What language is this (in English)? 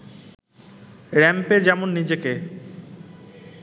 Bangla